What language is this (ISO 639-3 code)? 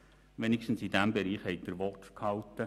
gsw